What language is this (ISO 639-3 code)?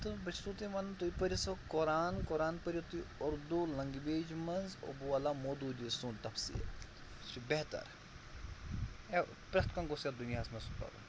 kas